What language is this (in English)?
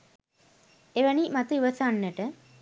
Sinhala